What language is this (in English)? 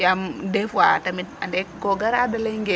Serer